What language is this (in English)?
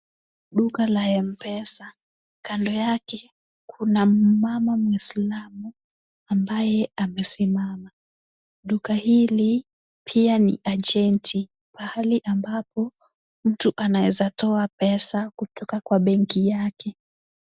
Swahili